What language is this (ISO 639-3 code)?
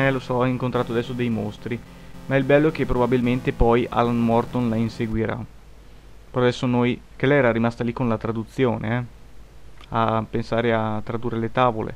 ita